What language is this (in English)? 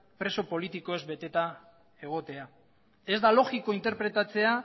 Basque